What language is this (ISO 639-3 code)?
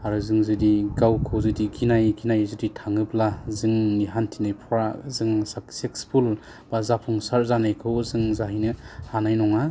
brx